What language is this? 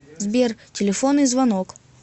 Russian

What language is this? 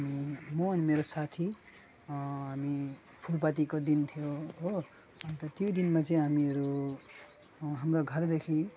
Nepali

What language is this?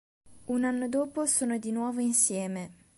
Italian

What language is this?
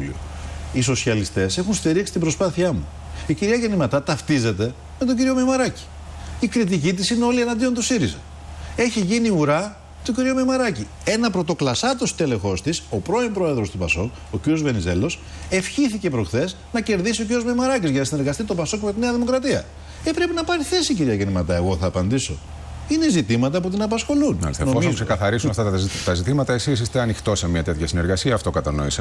Greek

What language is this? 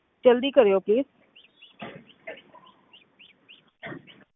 Punjabi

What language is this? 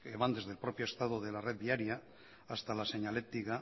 Spanish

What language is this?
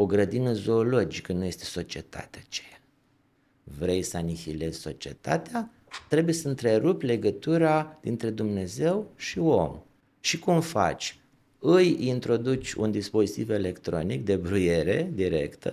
Romanian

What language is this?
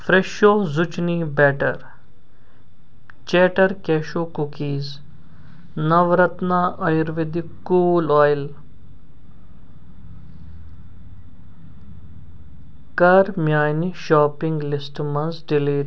Kashmiri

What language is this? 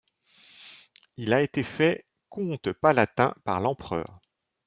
French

